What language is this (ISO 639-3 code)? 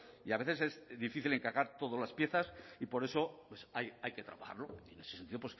spa